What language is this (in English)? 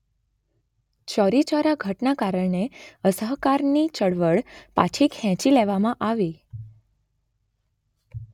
Gujarati